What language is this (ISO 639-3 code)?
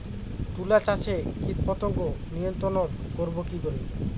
ben